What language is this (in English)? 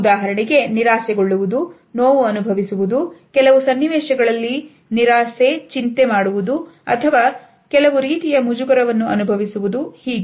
Kannada